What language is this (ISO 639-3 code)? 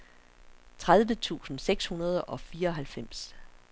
dan